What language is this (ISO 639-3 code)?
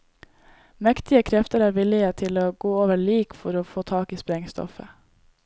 nor